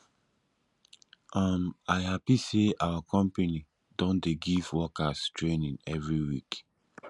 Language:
Nigerian Pidgin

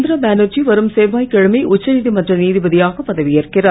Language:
Tamil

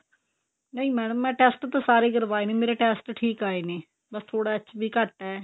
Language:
Punjabi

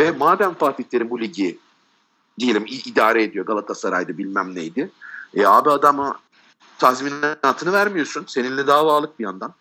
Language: Turkish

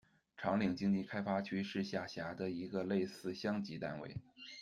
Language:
Chinese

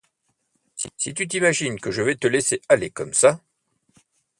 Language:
French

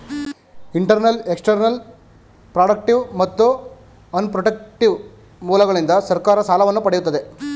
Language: Kannada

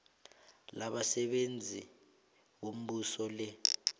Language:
South Ndebele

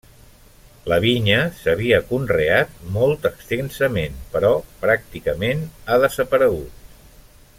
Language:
Catalan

